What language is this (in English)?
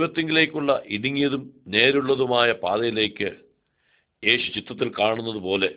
Arabic